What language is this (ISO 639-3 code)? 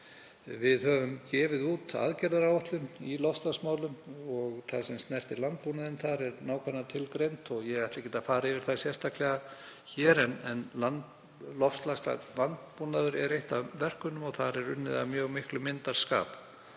isl